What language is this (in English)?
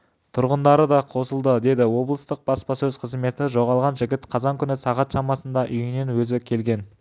Kazakh